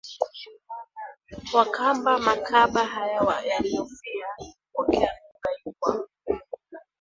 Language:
Swahili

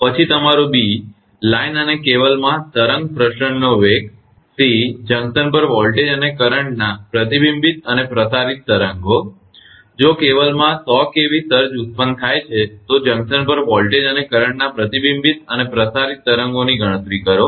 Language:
Gujarati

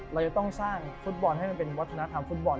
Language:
Thai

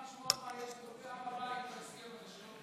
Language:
Hebrew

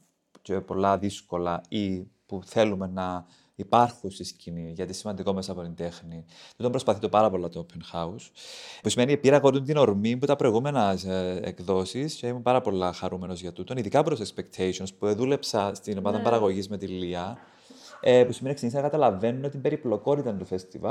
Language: Greek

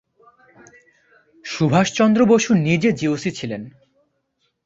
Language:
Bangla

